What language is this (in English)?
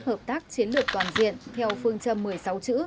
Vietnamese